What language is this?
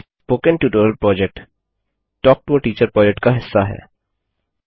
Hindi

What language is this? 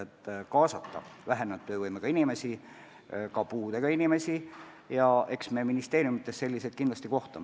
Estonian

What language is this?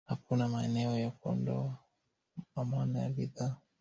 Swahili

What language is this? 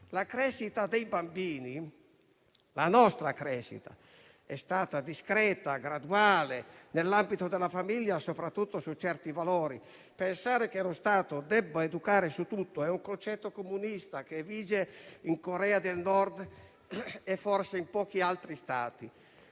Italian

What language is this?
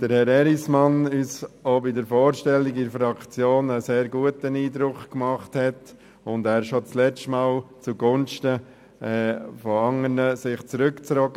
Swiss German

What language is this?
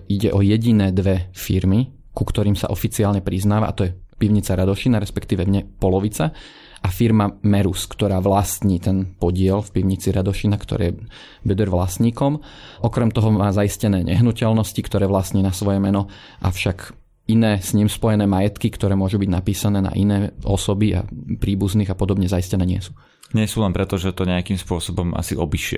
Slovak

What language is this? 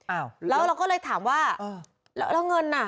Thai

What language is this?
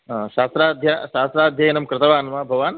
Sanskrit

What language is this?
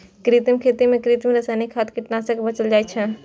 Maithili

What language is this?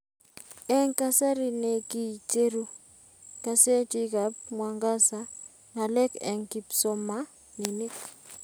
Kalenjin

